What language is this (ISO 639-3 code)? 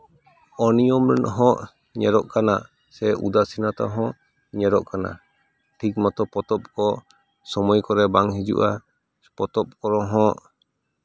sat